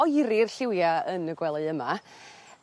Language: Welsh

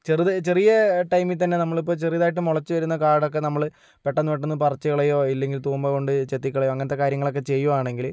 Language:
Malayalam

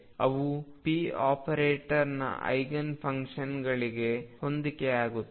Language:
Kannada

